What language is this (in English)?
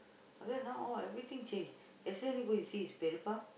English